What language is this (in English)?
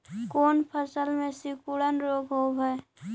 Magahi